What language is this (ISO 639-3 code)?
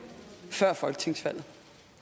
dan